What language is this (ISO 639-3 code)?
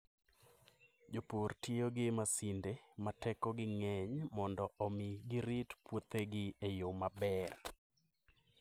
luo